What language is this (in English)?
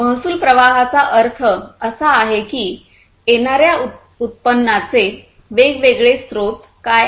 Marathi